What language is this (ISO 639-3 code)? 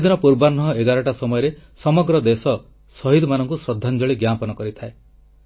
ori